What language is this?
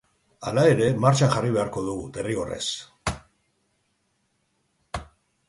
Basque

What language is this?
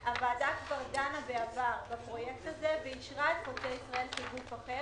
Hebrew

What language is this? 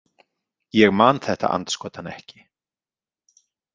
Icelandic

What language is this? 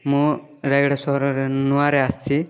Odia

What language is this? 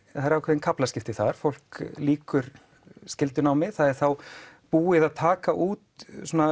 Icelandic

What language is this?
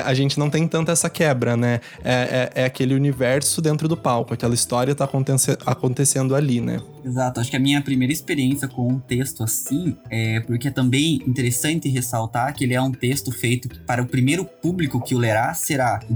Portuguese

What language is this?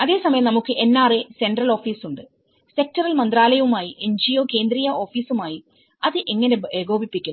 Malayalam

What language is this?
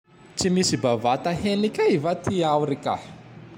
Tandroy-Mahafaly Malagasy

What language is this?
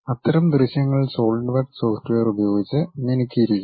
Malayalam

